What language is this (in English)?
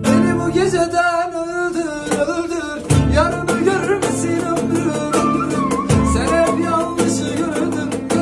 Turkish